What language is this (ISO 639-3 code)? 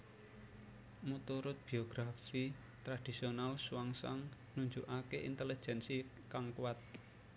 jav